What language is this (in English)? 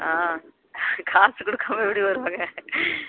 Tamil